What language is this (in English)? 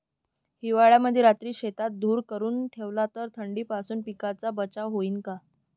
Marathi